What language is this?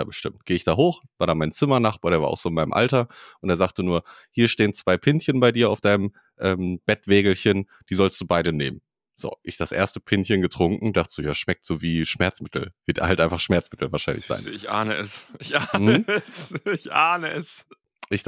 German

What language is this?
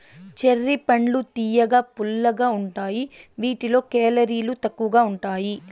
Telugu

